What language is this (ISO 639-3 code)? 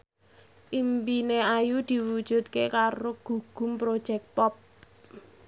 jav